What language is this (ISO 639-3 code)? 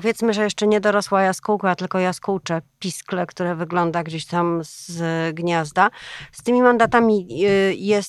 pol